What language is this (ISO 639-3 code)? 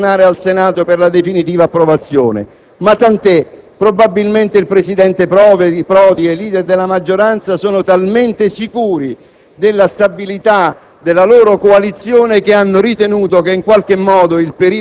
ita